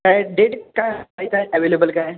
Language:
Marathi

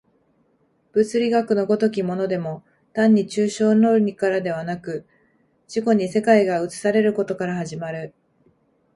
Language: Japanese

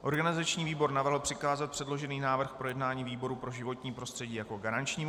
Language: Czech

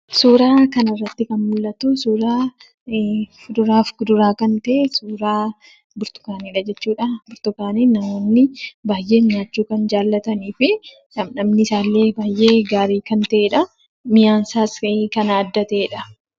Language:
Oromo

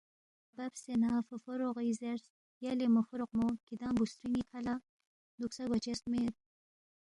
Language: Balti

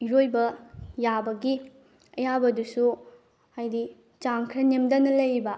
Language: Manipuri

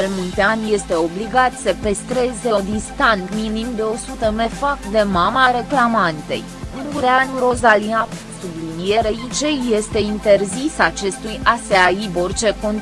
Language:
Romanian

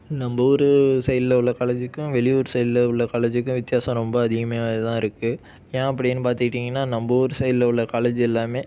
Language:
Tamil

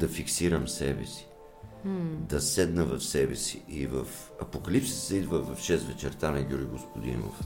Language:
Bulgarian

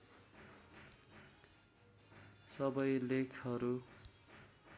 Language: Nepali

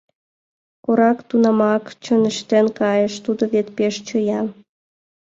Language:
Mari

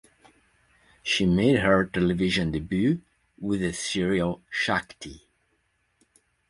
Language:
English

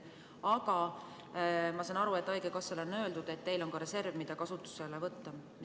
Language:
Estonian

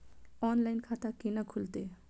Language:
Maithili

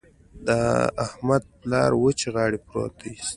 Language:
Pashto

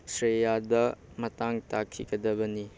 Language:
Manipuri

